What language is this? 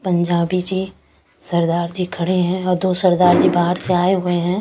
Hindi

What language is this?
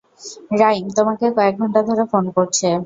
Bangla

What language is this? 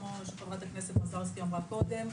Hebrew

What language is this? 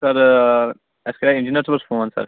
Kashmiri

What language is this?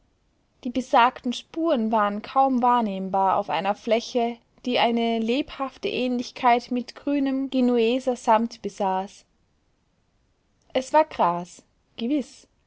German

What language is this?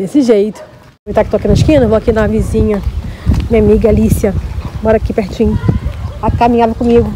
Portuguese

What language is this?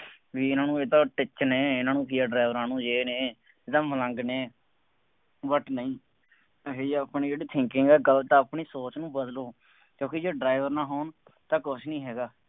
Punjabi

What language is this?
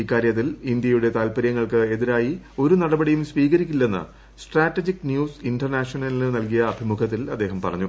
Malayalam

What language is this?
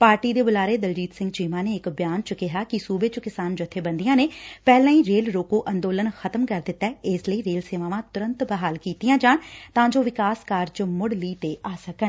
Punjabi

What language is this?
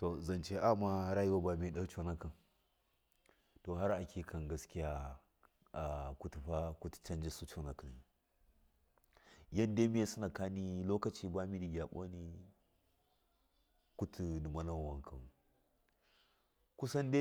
Miya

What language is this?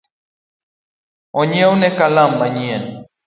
Luo (Kenya and Tanzania)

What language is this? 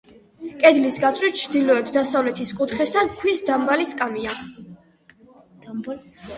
Georgian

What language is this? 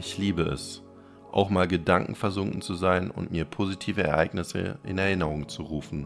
German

